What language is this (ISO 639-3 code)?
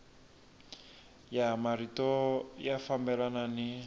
tso